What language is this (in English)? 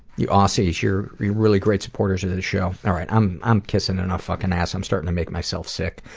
English